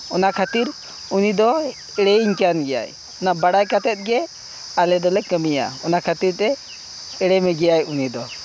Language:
Santali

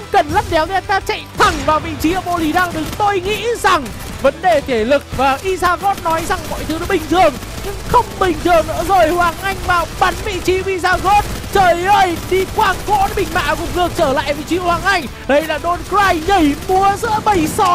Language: Vietnamese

